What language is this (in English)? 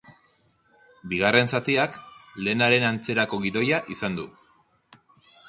Basque